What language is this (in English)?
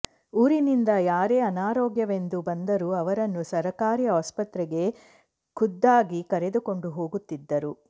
Kannada